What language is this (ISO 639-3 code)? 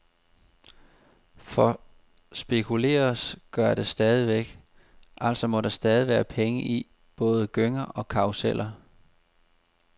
dan